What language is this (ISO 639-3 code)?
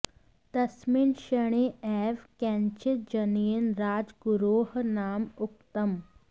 san